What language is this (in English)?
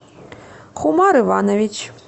Russian